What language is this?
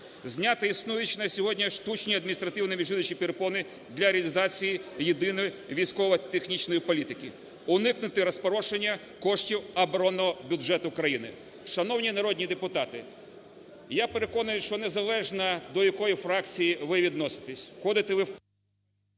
Ukrainian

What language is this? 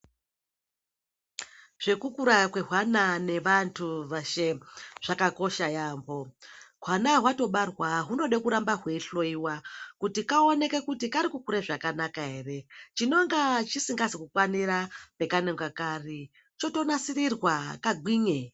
Ndau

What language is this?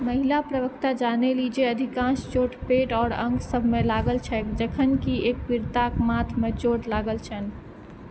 Maithili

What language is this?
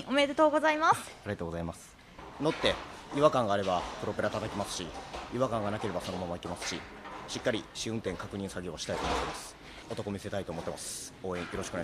Japanese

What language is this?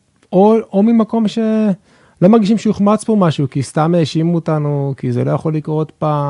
Hebrew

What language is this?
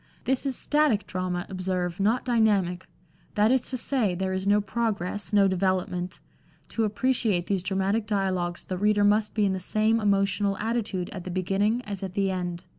English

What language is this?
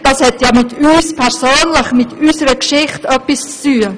Swiss German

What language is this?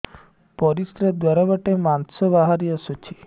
Odia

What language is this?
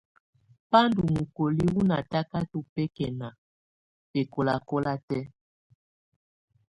Tunen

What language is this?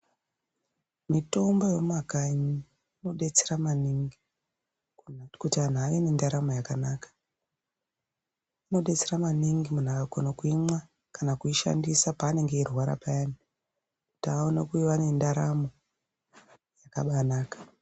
Ndau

